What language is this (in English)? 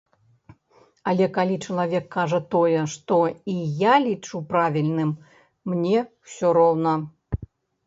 Belarusian